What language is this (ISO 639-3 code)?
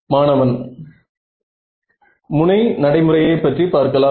tam